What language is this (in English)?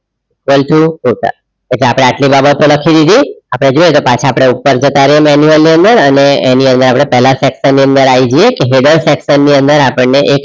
Gujarati